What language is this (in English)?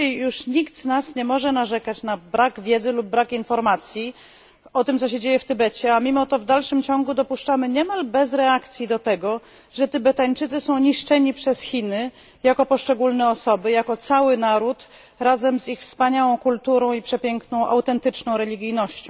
Polish